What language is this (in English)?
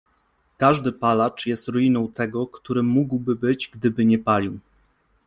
Polish